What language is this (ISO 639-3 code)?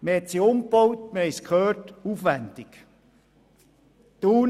gsw